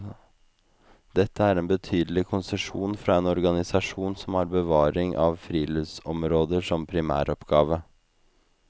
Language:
Norwegian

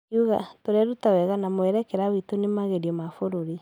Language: Kikuyu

